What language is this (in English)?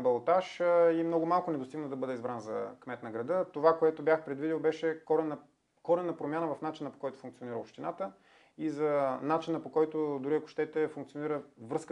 Bulgarian